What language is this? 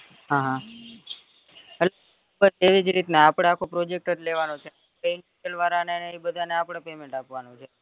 Gujarati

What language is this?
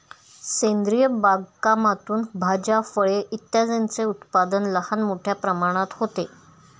Marathi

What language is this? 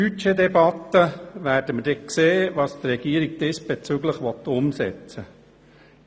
Swiss German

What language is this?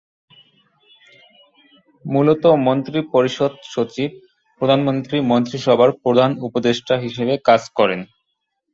Bangla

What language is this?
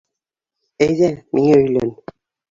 Bashkir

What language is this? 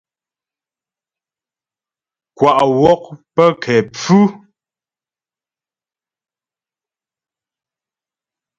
Ghomala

